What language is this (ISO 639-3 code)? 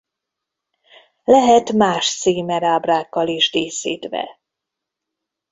hun